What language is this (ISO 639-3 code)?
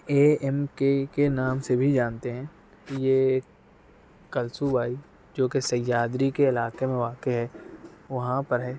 urd